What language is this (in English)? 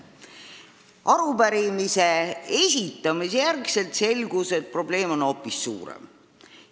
Estonian